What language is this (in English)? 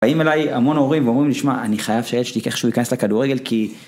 Hebrew